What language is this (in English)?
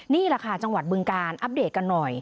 Thai